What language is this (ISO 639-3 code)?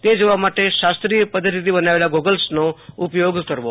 guj